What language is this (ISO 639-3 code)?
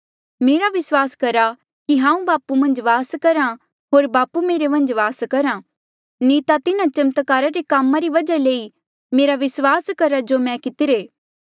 mjl